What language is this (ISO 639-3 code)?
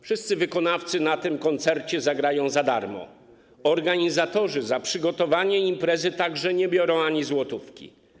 pol